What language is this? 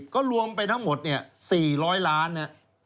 Thai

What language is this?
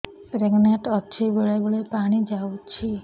Odia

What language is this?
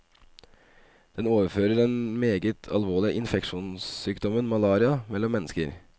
Norwegian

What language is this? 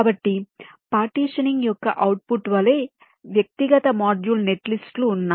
Telugu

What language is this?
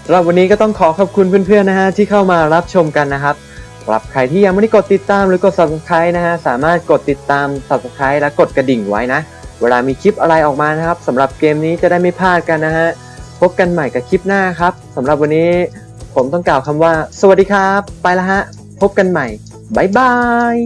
Thai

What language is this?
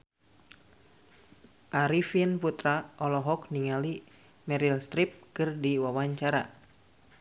Sundanese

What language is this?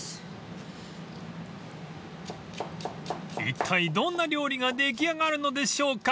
Japanese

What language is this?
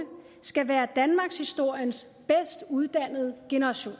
Danish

